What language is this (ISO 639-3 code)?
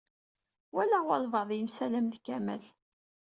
kab